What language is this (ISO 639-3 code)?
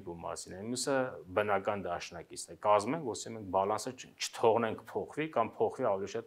tur